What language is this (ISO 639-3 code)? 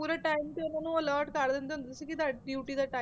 pan